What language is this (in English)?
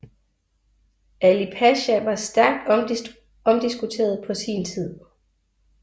Danish